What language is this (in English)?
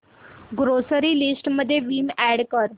Marathi